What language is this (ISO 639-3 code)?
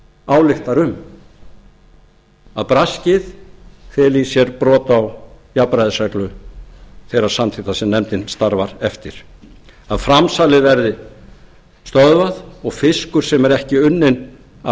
isl